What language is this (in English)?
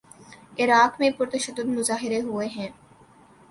Urdu